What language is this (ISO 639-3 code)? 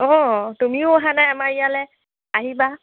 asm